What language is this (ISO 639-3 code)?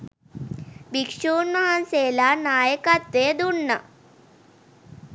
sin